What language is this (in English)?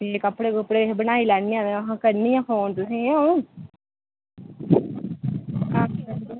Dogri